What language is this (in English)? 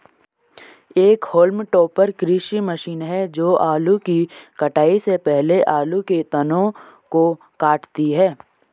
Hindi